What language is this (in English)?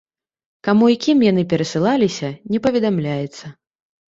Belarusian